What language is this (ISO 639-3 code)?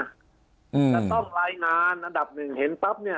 tha